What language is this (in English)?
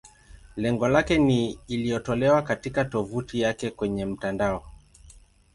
Swahili